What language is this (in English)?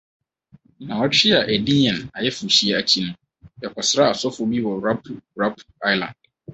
Akan